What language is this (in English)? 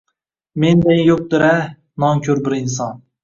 Uzbek